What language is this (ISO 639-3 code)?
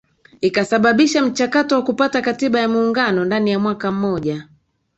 swa